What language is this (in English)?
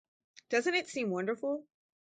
English